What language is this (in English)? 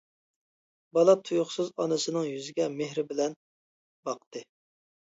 Uyghur